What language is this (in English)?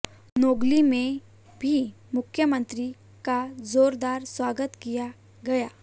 Hindi